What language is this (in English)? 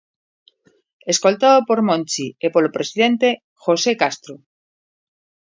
Galician